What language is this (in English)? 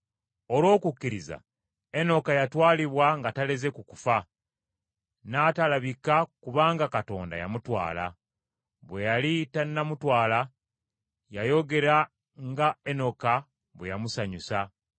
Ganda